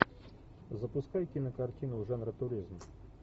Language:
Russian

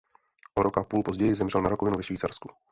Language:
Czech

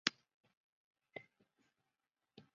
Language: Chinese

